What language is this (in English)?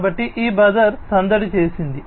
Telugu